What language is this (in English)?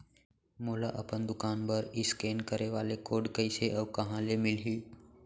Chhattisgarhi